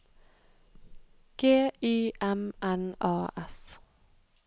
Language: Norwegian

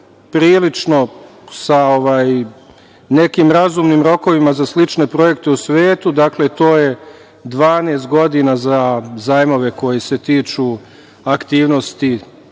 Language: Serbian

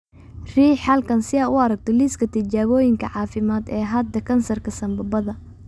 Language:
Somali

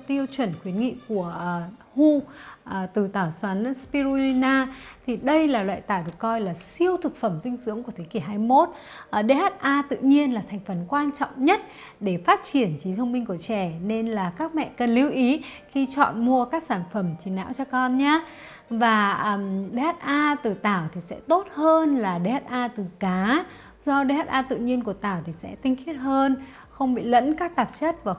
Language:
Vietnamese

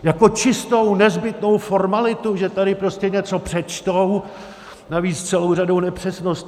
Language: Czech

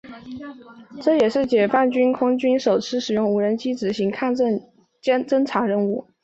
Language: Chinese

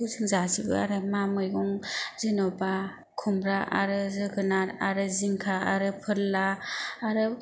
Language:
Bodo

